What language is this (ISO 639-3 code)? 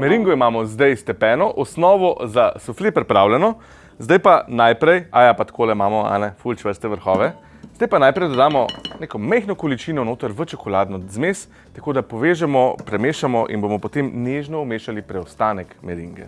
slv